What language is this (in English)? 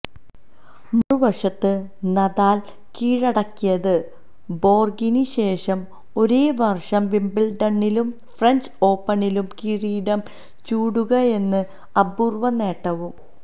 Malayalam